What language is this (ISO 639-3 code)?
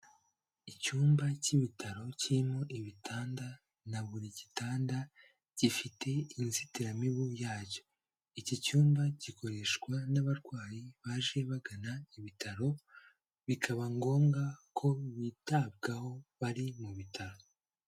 kin